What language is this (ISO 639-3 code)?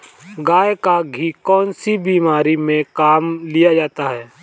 hin